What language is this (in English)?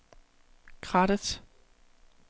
Danish